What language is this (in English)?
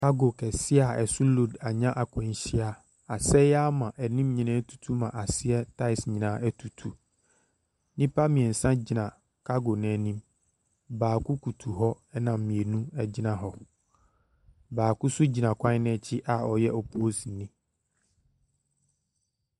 Akan